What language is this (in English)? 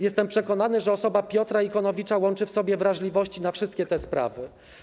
Polish